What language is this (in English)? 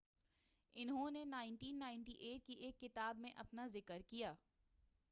Urdu